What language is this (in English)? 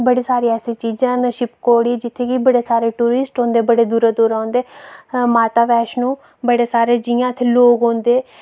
Dogri